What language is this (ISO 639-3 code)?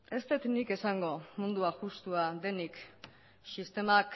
eus